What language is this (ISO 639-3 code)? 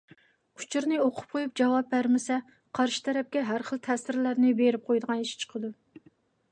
uig